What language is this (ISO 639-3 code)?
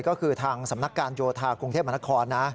tha